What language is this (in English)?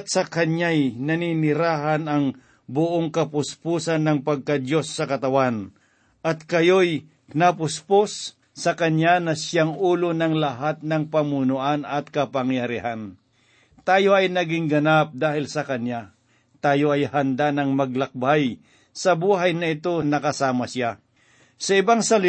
Filipino